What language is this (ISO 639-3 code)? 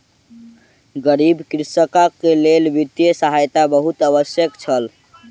mai